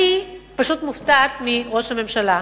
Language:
Hebrew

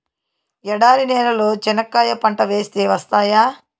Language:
Telugu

